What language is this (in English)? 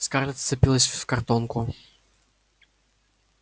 Russian